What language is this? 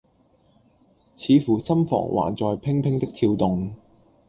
Cantonese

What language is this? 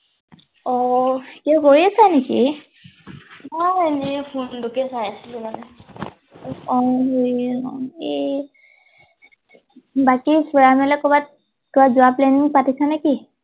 Assamese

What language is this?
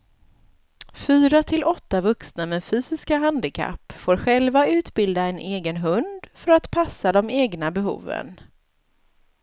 Swedish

